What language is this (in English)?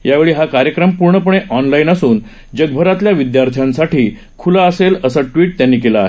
Marathi